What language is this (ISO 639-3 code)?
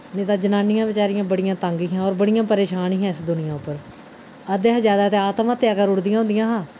doi